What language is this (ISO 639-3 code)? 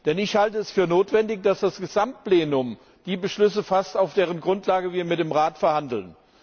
deu